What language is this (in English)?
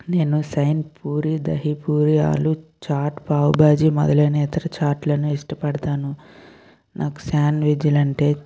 Telugu